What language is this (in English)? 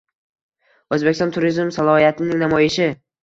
Uzbek